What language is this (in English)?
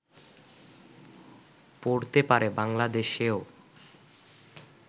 Bangla